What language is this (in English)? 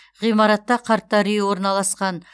Kazakh